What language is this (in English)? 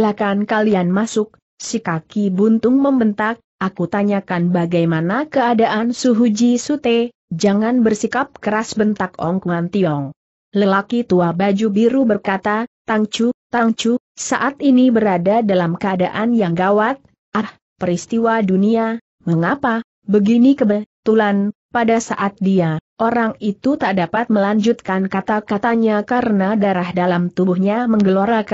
Indonesian